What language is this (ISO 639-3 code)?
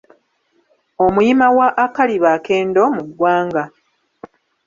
lug